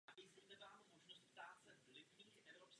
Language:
Czech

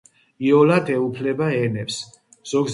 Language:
Georgian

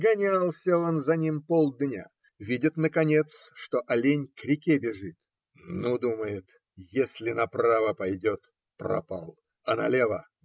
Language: Russian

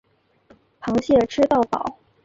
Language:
Chinese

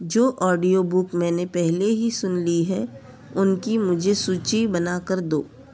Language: Hindi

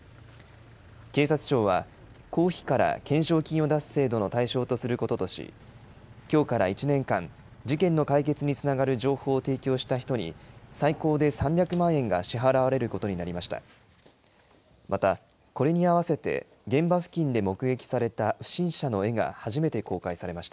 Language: Japanese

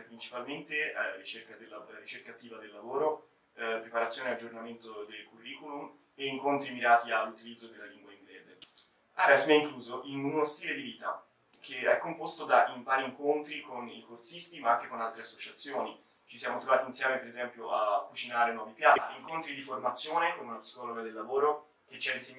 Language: Italian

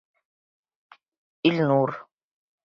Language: Bashkir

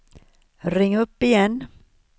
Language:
Swedish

